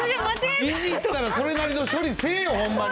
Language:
Japanese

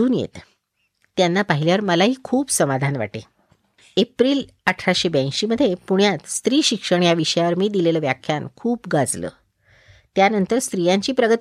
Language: Marathi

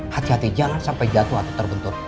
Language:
Indonesian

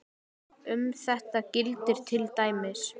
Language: Icelandic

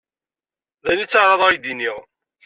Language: Kabyle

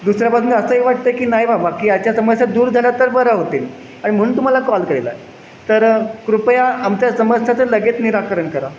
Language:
Marathi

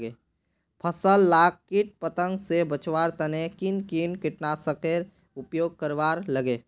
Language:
Magahi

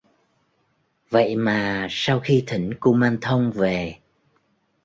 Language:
Vietnamese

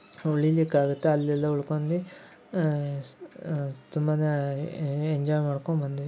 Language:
Kannada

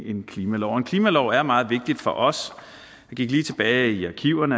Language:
Danish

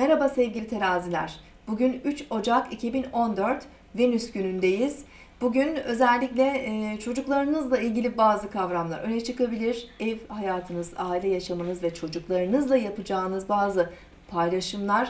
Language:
Turkish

